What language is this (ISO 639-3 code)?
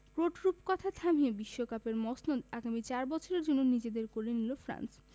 ben